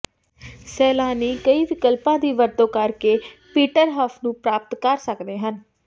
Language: Punjabi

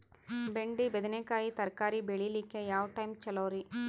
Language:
Kannada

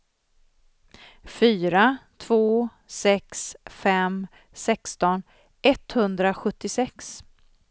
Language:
Swedish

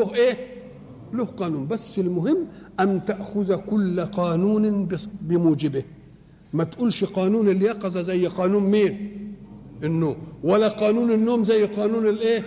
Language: Arabic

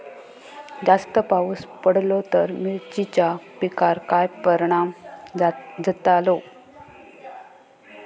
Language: Marathi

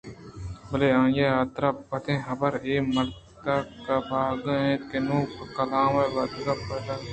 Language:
Eastern Balochi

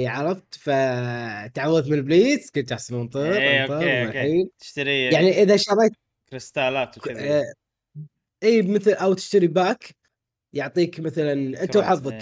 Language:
Arabic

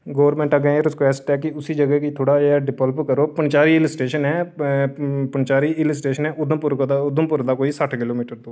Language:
Dogri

